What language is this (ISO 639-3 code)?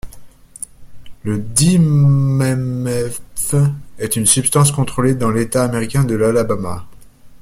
fra